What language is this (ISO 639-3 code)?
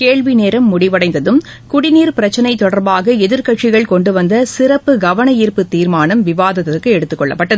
tam